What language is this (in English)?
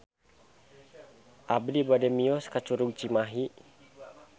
Sundanese